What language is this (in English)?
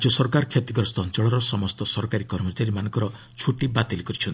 Odia